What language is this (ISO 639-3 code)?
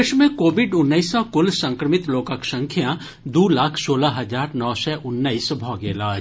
mai